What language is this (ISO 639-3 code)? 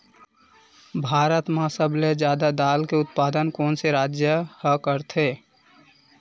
hne